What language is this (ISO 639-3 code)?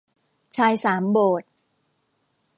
tha